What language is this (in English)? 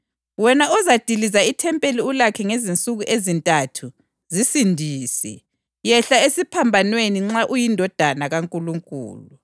North Ndebele